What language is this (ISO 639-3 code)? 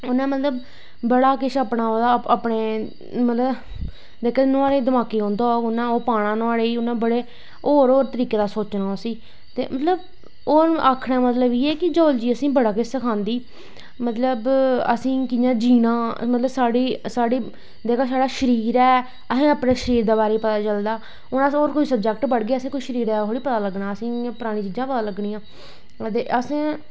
doi